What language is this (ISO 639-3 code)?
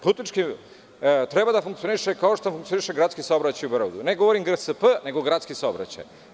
srp